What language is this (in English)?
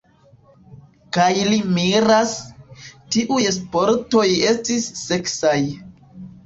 Esperanto